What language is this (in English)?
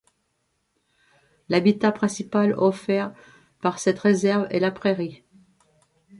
French